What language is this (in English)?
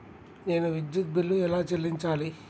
Telugu